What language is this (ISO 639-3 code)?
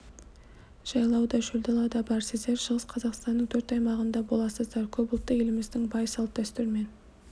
kaz